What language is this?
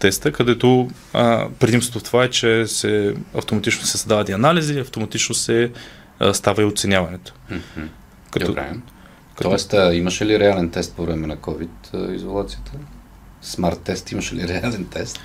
Bulgarian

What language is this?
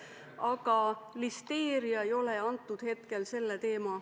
Estonian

